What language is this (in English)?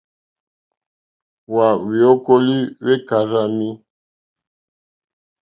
Mokpwe